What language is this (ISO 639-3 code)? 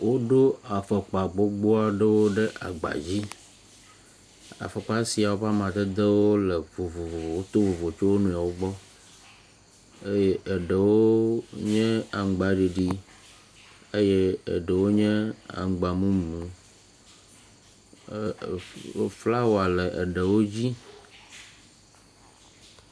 ewe